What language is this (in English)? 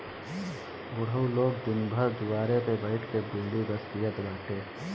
Bhojpuri